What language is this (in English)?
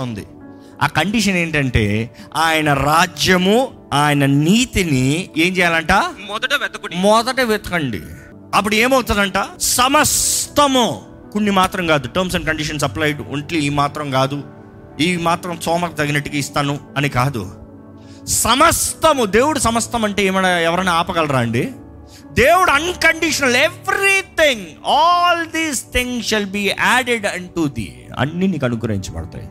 Telugu